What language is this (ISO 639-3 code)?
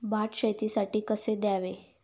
mar